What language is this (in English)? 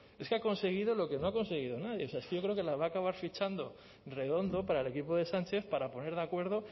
Spanish